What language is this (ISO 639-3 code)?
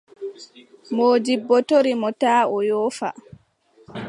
fub